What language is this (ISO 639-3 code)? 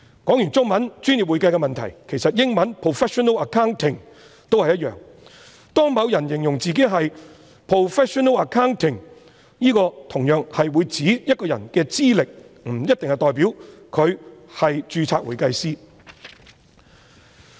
yue